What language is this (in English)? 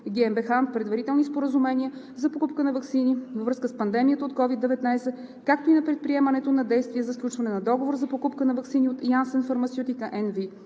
Bulgarian